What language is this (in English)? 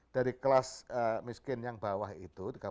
Indonesian